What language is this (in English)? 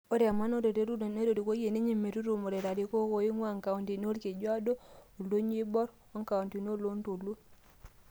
Masai